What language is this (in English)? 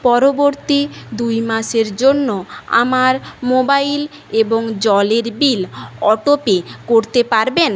Bangla